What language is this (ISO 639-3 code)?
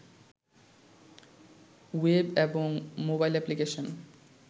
ben